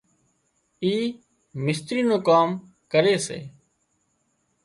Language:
Wadiyara Koli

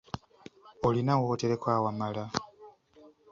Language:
Ganda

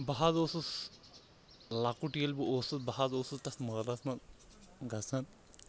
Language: Kashmiri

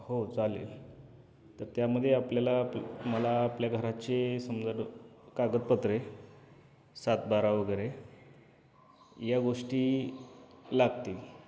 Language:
Marathi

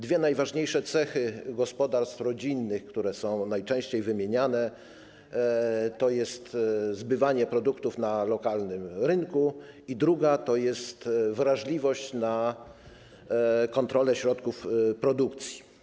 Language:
Polish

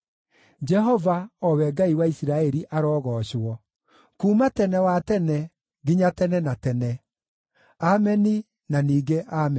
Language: Kikuyu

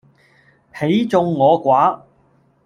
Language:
Cantonese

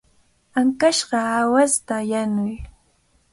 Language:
Cajatambo North Lima Quechua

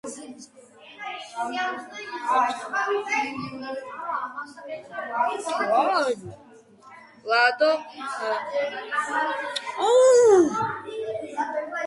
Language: Georgian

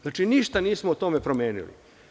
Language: Serbian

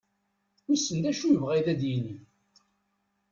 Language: Kabyle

